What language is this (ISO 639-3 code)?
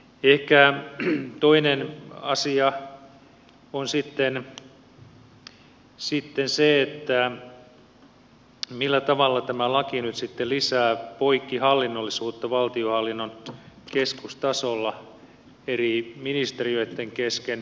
fin